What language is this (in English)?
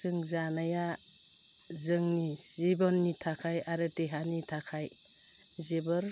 Bodo